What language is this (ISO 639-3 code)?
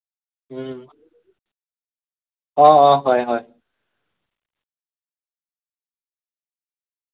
asm